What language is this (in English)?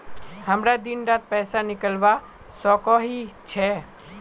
Magahi